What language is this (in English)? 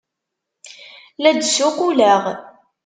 Kabyle